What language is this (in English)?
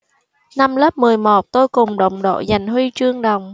Vietnamese